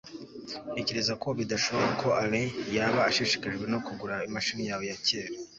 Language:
Kinyarwanda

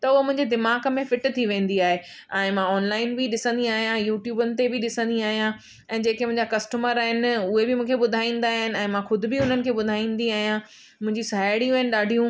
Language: Sindhi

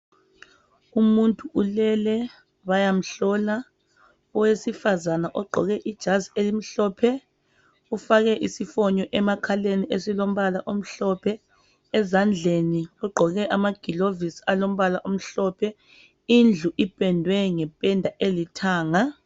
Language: North Ndebele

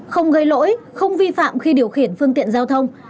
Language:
Vietnamese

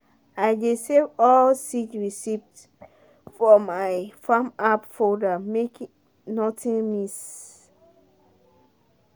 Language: Nigerian Pidgin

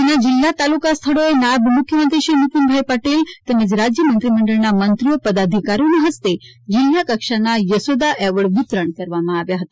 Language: Gujarati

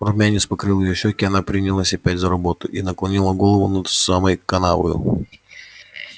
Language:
Russian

